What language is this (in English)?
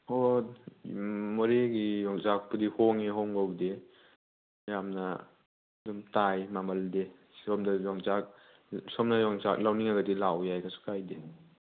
Manipuri